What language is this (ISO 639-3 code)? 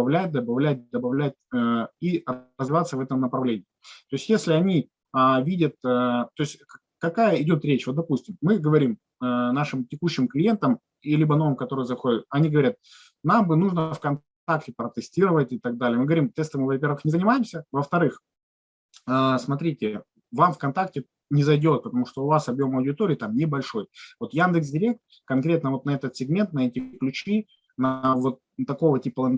rus